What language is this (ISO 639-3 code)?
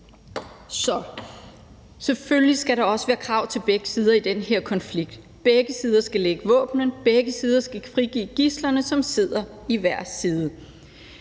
dan